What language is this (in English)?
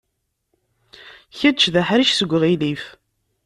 Kabyle